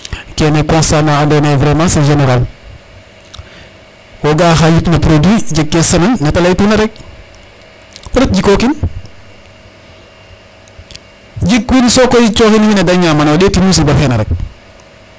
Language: Serer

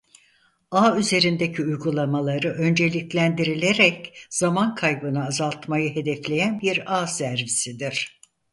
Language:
Turkish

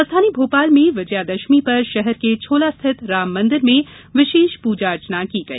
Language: Hindi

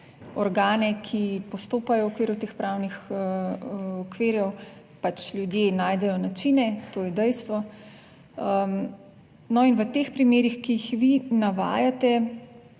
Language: Slovenian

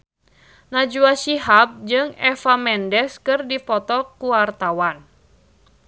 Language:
Sundanese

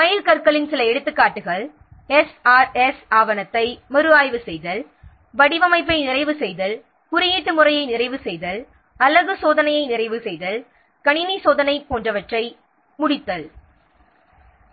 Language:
Tamil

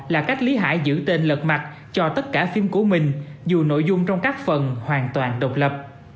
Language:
Vietnamese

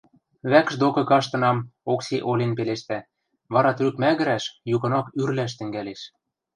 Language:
Western Mari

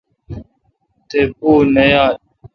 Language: Kalkoti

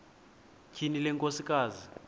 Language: Xhosa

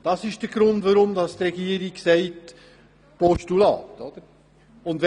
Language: Swiss German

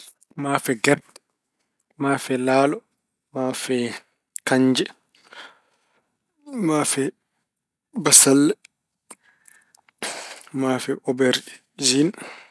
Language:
Fula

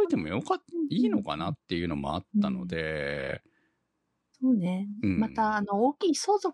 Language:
Japanese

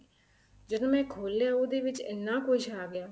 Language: Punjabi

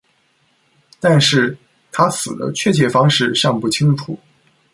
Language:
Chinese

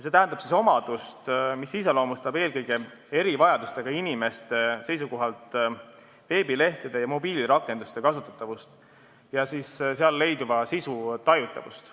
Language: Estonian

